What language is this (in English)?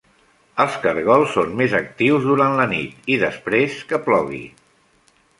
Catalan